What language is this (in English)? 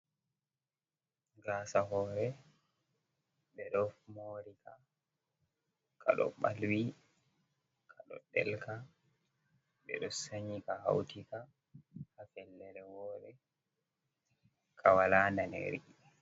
Fula